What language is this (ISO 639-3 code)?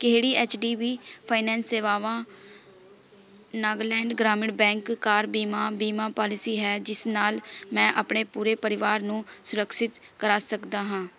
pan